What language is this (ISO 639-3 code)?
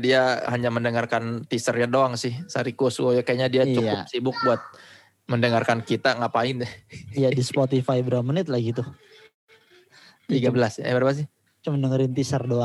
ind